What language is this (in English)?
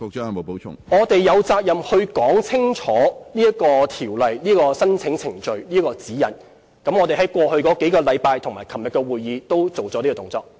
Cantonese